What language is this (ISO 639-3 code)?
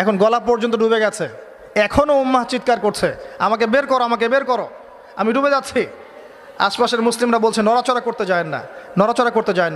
ara